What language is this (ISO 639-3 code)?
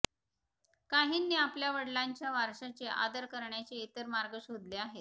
mar